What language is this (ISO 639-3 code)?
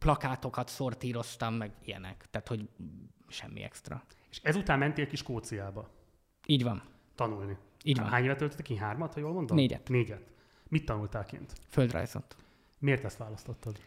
hun